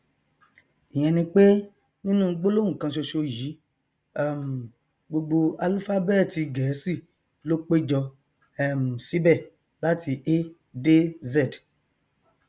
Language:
Yoruba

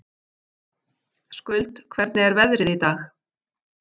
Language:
Icelandic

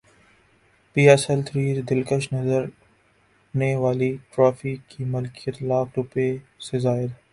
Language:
Urdu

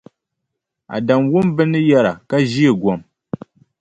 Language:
Dagbani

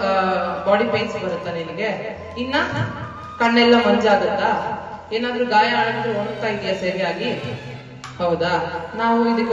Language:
Kannada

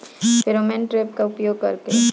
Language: Bhojpuri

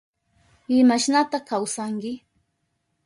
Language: Southern Pastaza Quechua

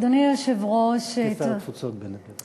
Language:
Hebrew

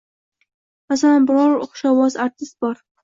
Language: Uzbek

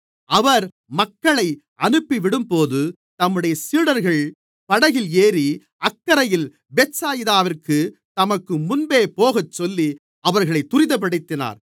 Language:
Tamil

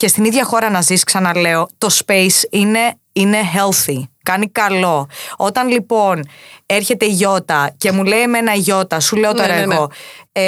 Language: Greek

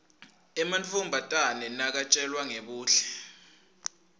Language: Swati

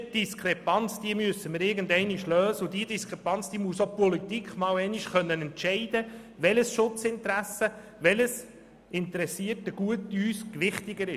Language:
Swiss German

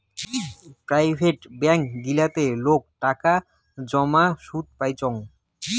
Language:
Bangla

